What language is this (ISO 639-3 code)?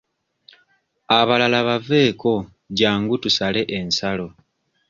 lug